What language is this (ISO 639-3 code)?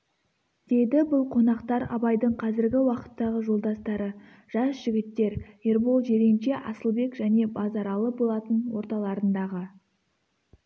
kaz